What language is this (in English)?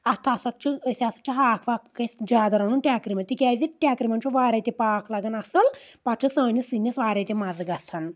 Kashmiri